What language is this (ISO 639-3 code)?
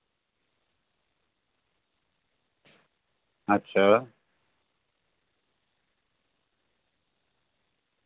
doi